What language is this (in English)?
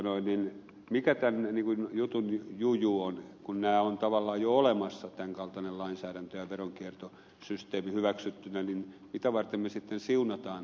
Finnish